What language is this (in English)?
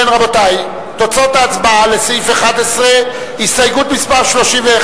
Hebrew